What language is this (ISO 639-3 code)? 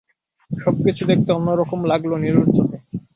ben